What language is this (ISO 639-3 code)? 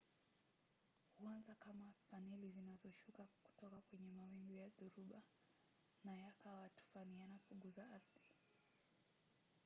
swa